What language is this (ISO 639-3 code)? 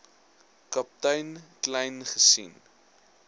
afr